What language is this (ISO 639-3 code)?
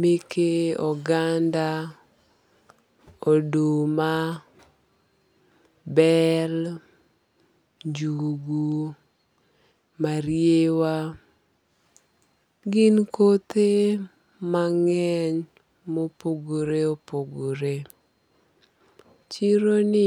luo